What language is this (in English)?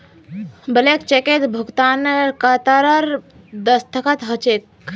Magahi